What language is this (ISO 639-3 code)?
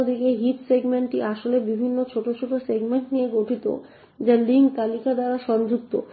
ben